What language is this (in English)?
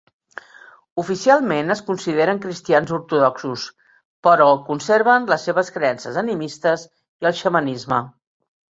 Catalan